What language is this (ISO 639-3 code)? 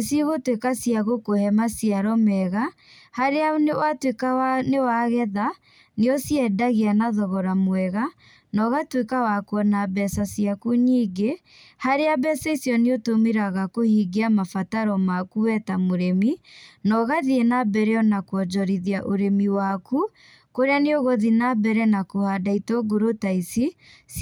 kik